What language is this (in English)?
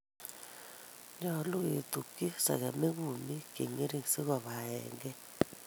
Kalenjin